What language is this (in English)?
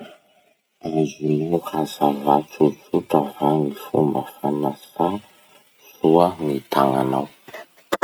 Masikoro Malagasy